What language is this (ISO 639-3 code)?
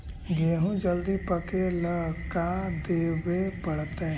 mag